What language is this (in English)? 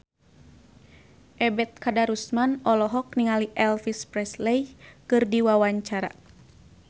Sundanese